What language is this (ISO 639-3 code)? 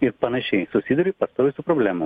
lit